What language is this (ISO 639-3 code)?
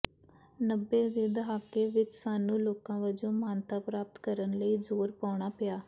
pan